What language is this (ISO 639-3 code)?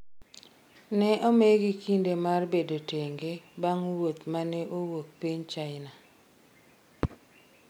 luo